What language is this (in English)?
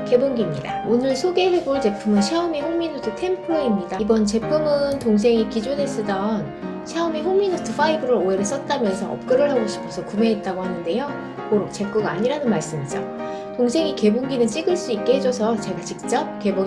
Korean